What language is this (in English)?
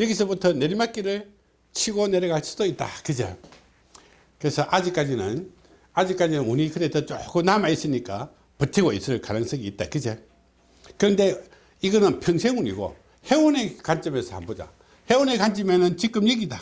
Korean